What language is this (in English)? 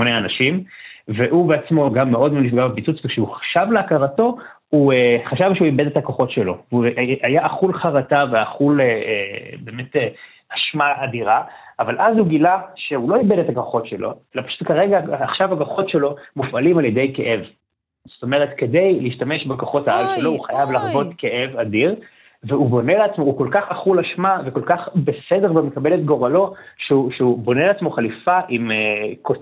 Hebrew